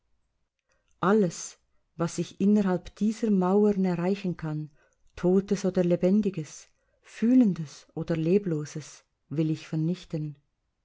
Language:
German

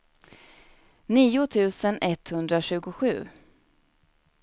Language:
Swedish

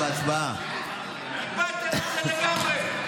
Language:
Hebrew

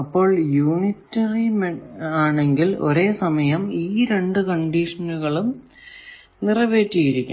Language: Malayalam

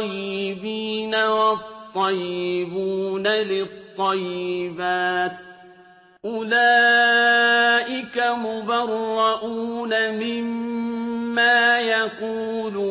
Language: Arabic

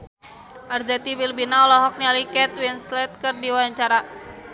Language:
Sundanese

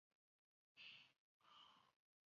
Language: Chinese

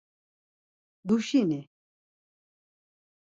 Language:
Laz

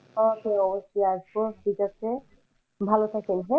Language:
Bangla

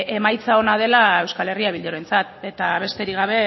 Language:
Basque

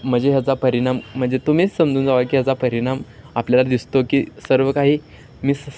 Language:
Marathi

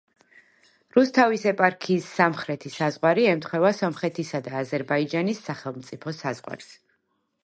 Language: Georgian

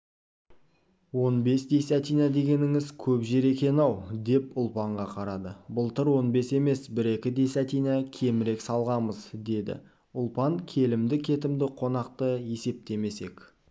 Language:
Kazakh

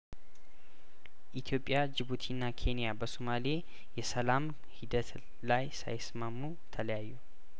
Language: Amharic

